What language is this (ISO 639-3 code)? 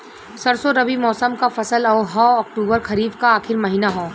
bho